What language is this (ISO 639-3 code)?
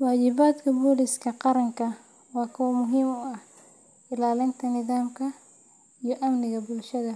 som